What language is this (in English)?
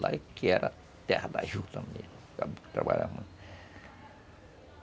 Portuguese